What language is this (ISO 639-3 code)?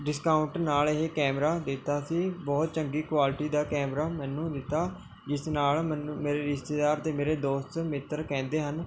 pan